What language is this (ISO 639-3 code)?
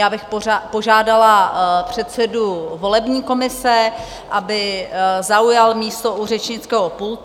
ces